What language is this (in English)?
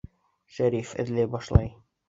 Bashkir